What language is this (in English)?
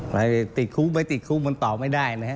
Thai